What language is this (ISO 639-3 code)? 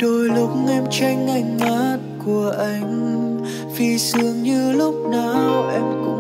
vie